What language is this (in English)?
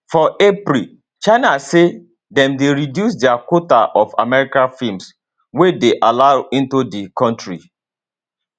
Nigerian Pidgin